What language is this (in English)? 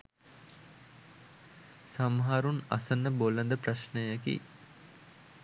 Sinhala